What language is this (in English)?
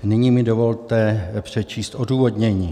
Czech